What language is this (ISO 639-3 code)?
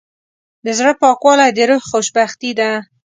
pus